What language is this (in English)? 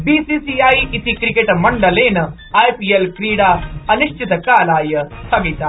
Sanskrit